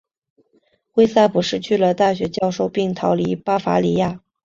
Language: Chinese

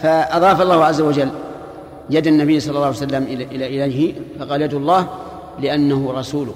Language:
Arabic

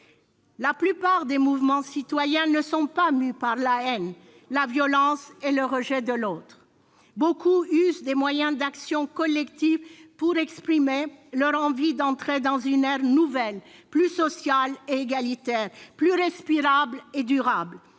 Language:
French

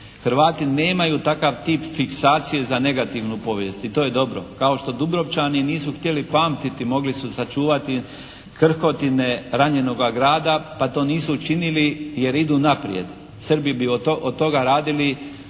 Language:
Croatian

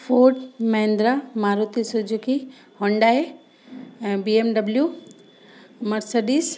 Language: Sindhi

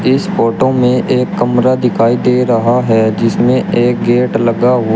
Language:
Hindi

